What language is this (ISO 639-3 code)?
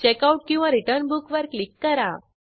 mar